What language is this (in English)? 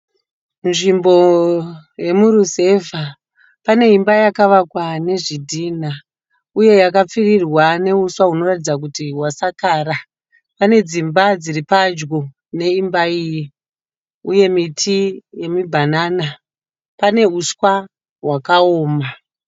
Shona